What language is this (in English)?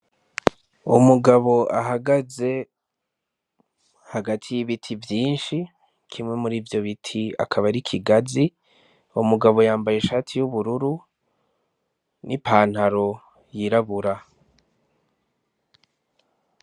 Rundi